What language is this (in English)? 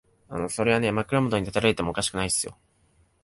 Japanese